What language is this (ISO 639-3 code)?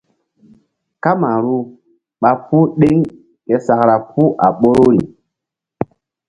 mdd